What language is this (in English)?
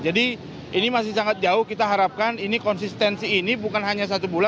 Indonesian